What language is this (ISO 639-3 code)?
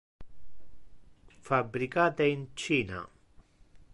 ina